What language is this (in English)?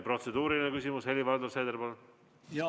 Estonian